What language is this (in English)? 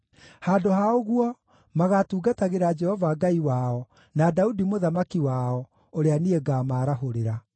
Kikuyu